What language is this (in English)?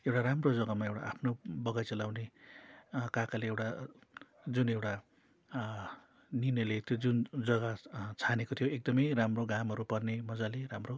Nepali